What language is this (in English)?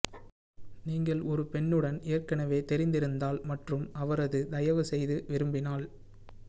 Tamil